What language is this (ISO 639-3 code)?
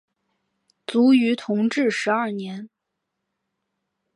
zho